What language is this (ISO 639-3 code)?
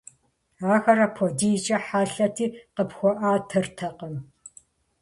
kbd